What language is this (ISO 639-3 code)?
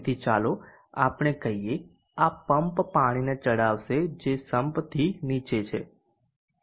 guj